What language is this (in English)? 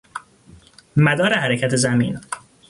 Persian